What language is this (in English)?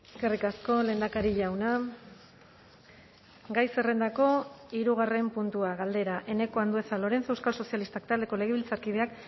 Basque